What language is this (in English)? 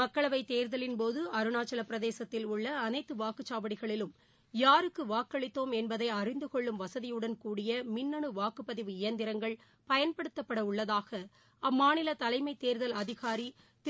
Tamil